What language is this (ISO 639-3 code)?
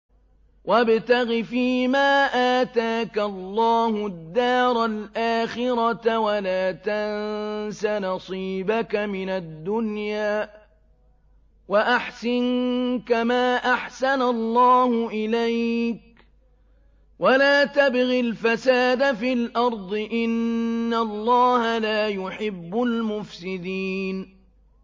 ara